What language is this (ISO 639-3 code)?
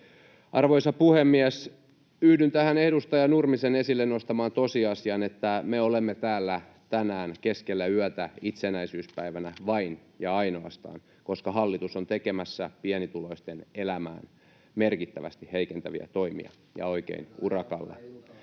fin